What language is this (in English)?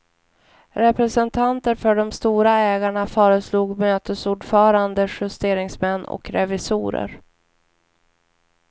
Swedish